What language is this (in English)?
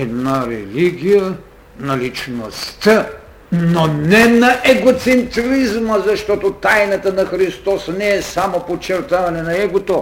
Bulgarian